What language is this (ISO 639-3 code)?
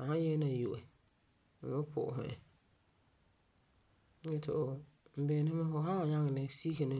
gur